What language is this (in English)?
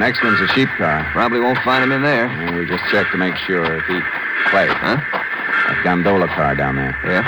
English